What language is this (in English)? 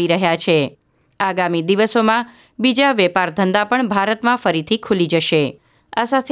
Gujarati